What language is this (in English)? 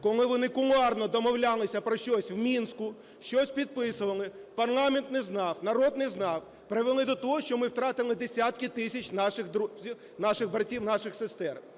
Ukrainian